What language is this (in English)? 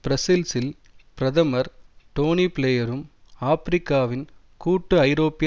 Tamil